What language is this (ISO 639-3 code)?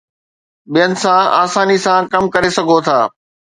snd